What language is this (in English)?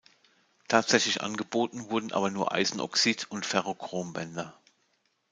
German